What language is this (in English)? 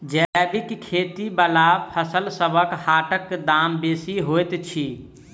Maithili